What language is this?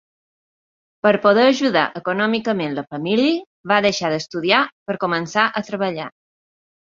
Catalan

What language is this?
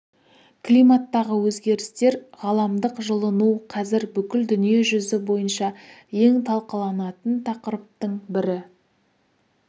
Kazakh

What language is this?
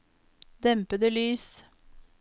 Norwegian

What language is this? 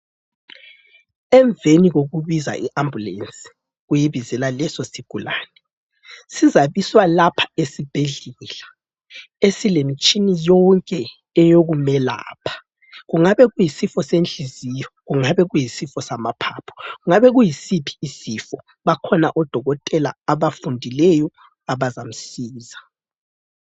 North Ndebele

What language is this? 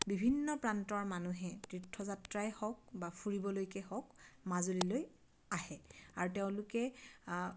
Assamese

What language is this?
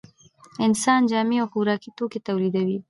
Pashto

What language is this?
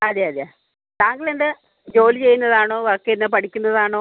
Malayalam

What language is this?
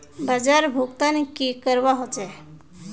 Magahi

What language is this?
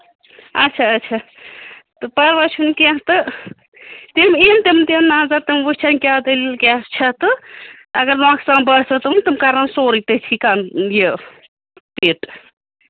Kashmiri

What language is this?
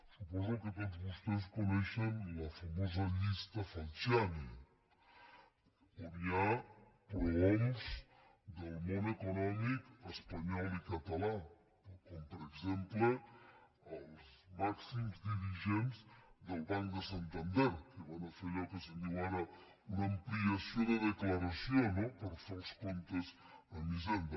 Catalan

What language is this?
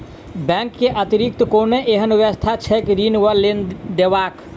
Maithili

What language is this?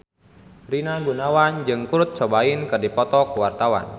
Sundanese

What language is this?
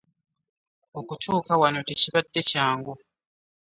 Ganda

